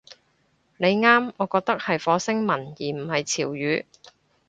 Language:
Cantonese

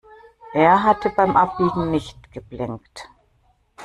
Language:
German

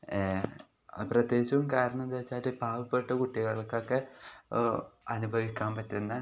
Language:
Malayalam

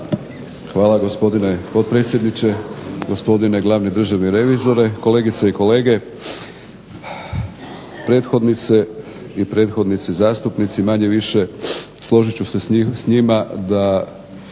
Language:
Croatian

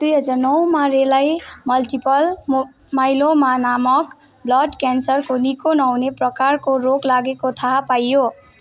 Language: Nepali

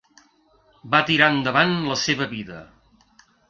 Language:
Catalan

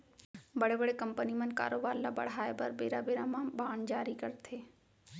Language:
Chhattisgarhi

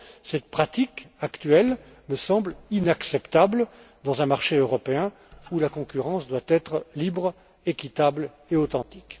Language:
French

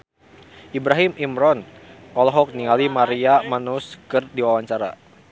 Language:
Sundanese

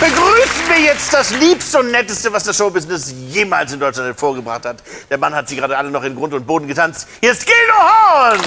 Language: German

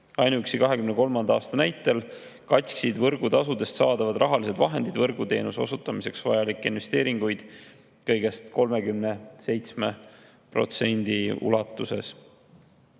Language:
Estonian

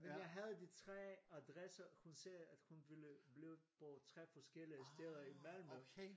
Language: Danish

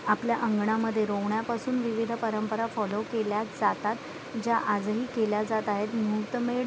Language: Marathi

